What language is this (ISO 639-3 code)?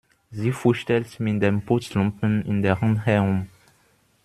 deu